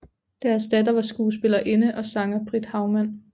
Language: Danish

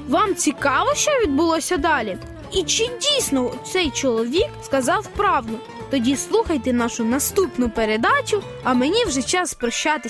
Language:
Ukrainian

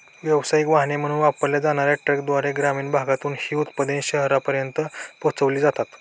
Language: Marathi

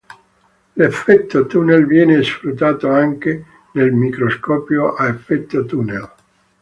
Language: Italian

